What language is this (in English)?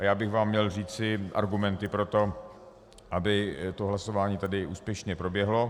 Czech